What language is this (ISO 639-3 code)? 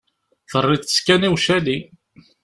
kab